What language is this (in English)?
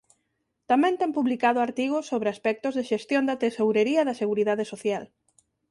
Galician